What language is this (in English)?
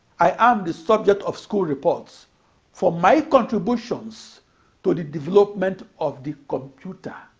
English